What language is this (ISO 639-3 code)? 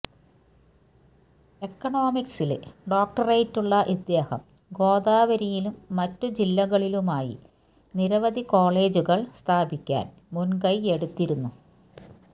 mal